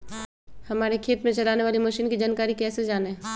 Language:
Magahi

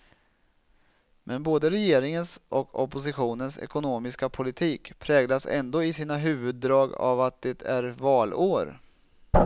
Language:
Swedish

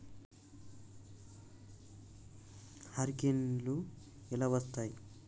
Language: Telugu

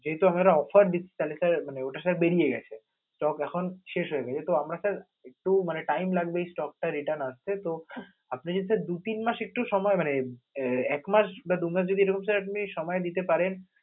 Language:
Bangla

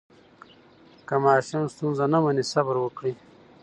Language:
Pashto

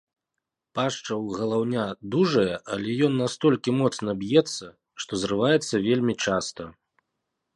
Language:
Belarusian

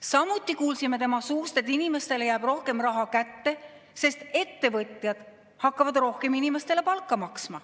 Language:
Estonian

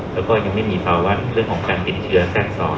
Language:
Thai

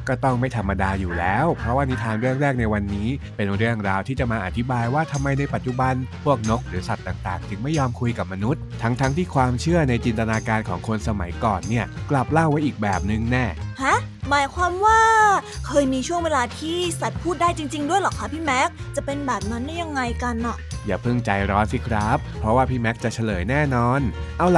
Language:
Thai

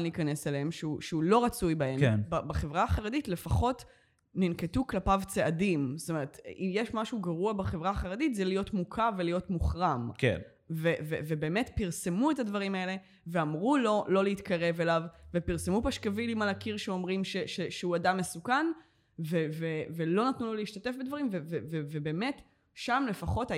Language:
Hebrew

